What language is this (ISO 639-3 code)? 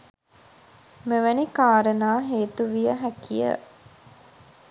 sin